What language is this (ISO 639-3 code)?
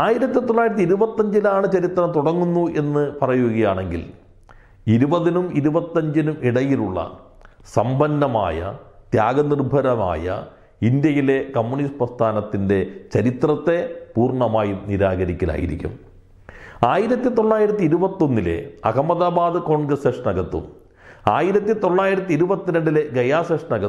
mal